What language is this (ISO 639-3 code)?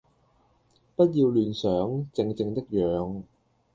yue